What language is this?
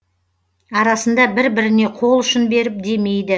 Kazakh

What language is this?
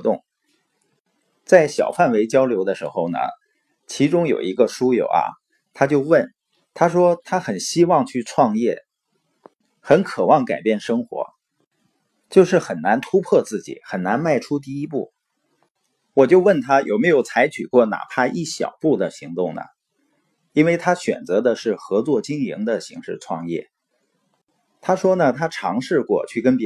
Chinese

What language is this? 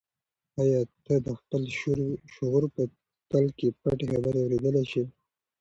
Pashto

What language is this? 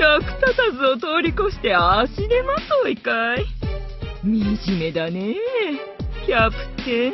Japanese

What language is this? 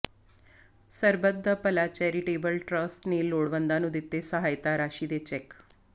Punjabi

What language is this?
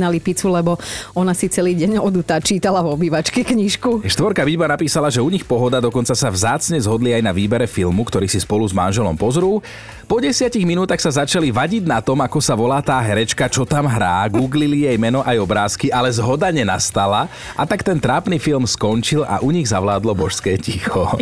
Slovak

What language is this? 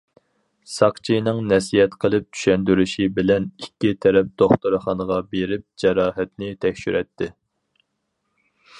Uyghur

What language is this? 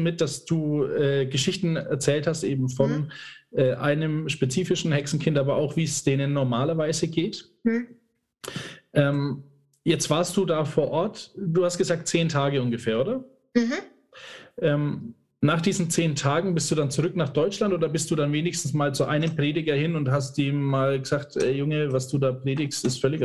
German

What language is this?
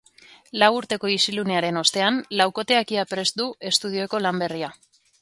Basque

